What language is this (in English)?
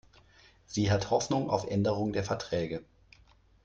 German